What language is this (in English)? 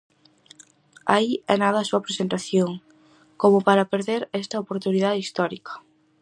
Galician